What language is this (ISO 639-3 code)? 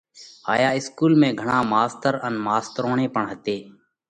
kvx